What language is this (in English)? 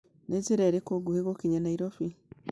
Kikuyu